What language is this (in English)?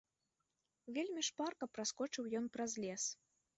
Belarusian